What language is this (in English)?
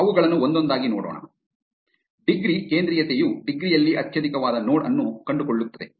Kannada